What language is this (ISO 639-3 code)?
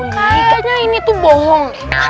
ind